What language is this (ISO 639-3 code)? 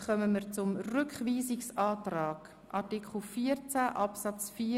gsw